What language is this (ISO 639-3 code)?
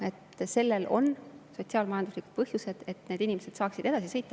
est